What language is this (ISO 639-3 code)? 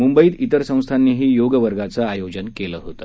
mar